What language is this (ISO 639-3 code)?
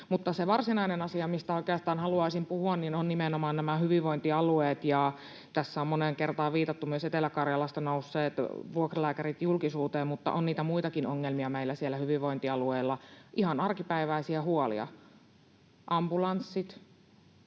fin